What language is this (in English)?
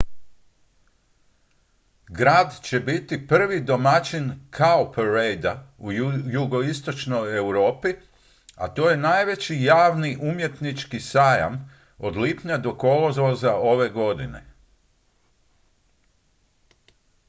Croatian